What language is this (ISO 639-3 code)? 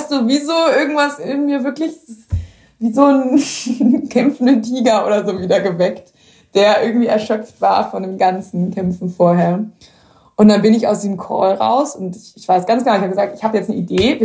deu